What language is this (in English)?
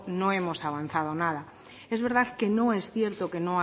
Spanish